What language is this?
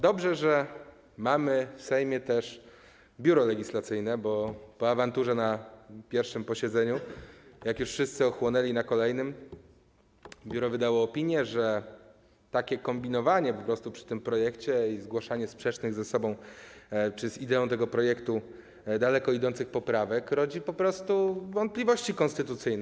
Polish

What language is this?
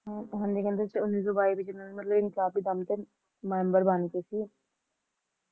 Punjabi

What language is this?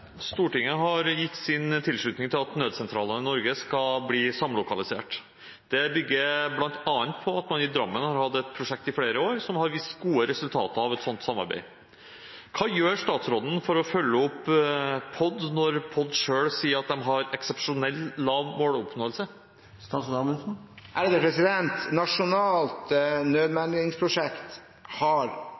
Norwegian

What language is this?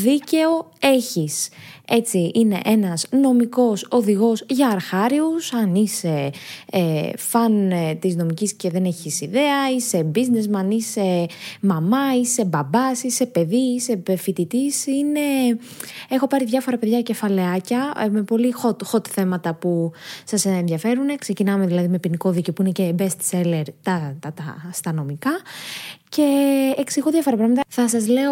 Greek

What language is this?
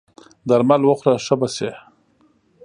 Pashto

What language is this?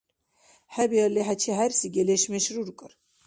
Dargwa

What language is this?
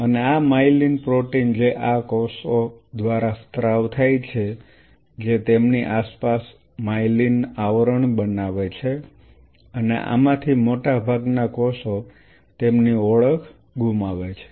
Gujarati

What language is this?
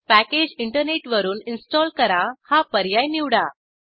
Marathi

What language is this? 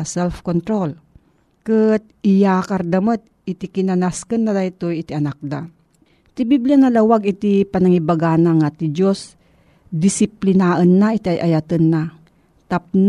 Filipino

